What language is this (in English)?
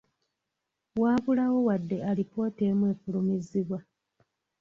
Ganda